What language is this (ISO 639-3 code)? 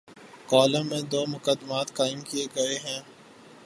urd